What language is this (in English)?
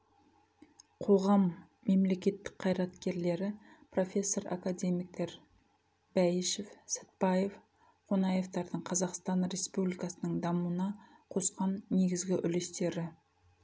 Kazakh